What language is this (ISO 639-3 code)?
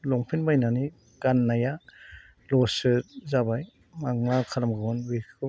brx